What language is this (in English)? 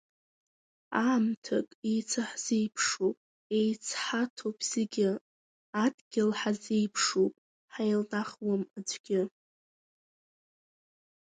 Abkhazian